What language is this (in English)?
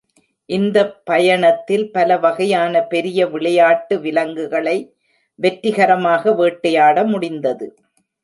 Tamil